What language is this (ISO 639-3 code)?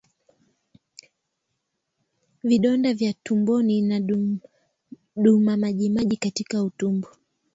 swa